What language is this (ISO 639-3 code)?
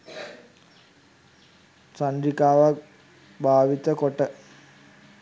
sin